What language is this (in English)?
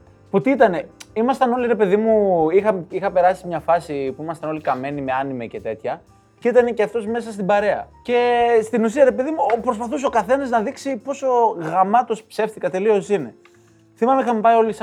Greek